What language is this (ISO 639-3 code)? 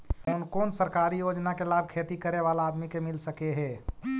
mag